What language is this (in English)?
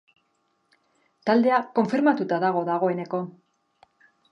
Basque